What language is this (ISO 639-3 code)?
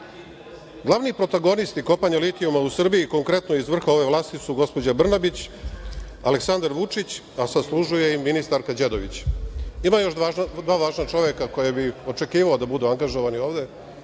srp